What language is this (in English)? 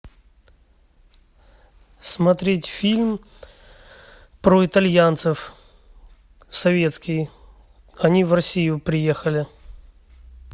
Russian